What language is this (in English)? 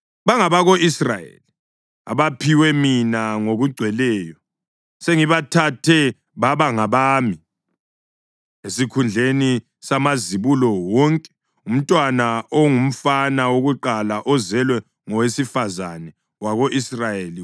North Ndebele